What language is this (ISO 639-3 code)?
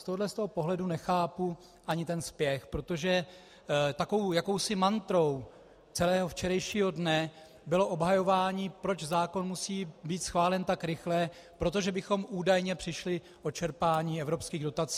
ces